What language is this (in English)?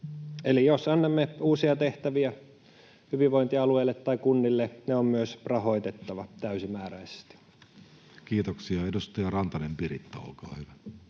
Finnish